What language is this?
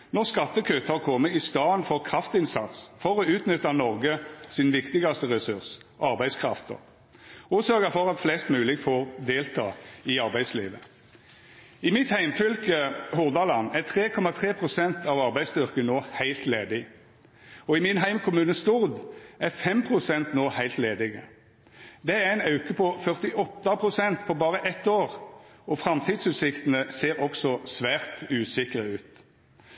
Norwegian Nynorsk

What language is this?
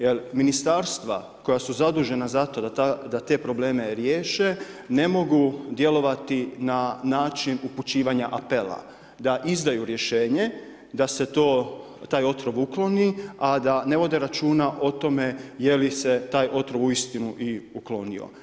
Croatian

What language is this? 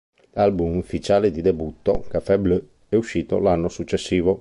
Italian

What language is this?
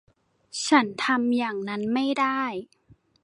Thai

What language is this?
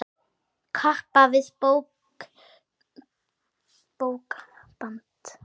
Icelandic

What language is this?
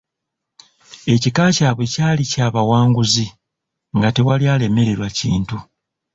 Ganda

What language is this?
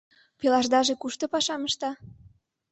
Mari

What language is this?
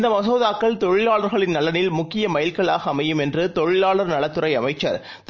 Tamil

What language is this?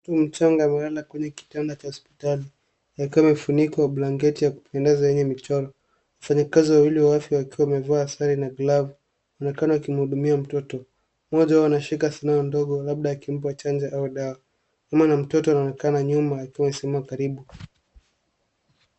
Swahili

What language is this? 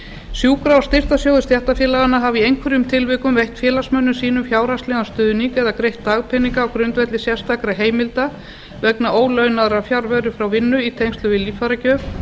Icelandic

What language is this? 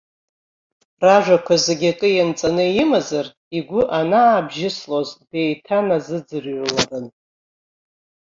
Abkhazian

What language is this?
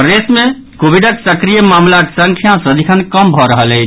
Maithili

